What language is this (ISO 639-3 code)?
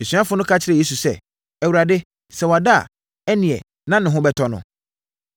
aka